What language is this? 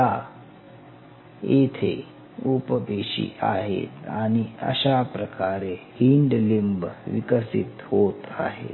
Marathi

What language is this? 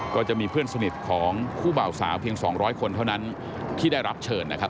Thai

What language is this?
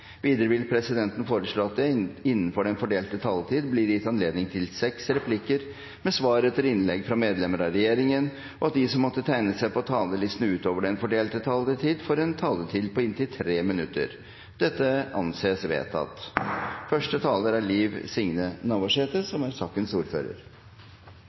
Norwegian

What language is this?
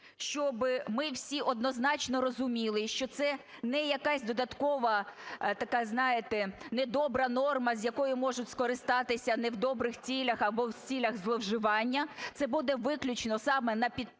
Ukrainian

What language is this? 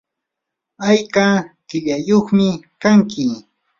Yanahuanca Pasco Quechua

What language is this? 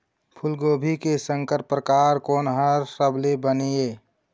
Chhattisgarhi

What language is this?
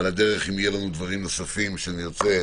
Hebrew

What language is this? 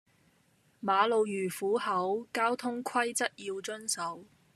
Cantonese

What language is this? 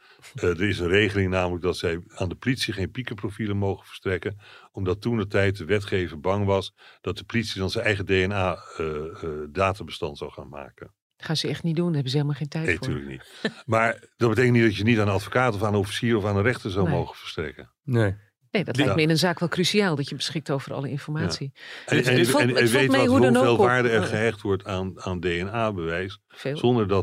Dutch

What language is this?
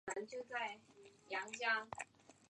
Chinese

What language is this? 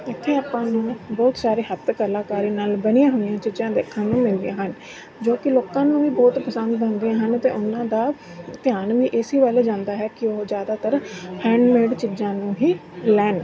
Punjabi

